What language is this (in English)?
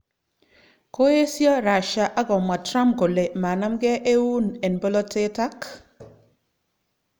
Kalenjin